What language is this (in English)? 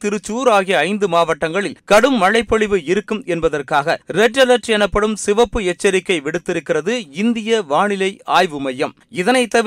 Tamil